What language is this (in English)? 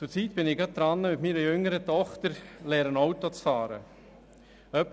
Swiss German